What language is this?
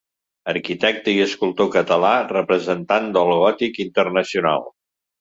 Catalan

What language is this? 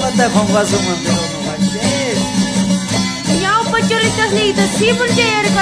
Arabic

